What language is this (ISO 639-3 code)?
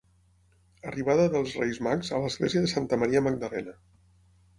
cat